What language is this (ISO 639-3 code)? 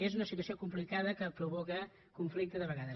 cat